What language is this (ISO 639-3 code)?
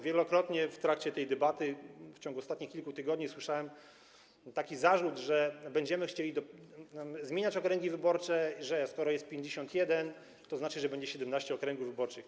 pol